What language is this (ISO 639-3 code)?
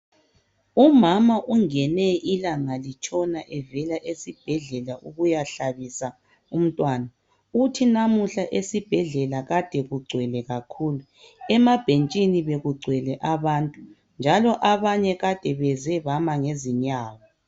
nde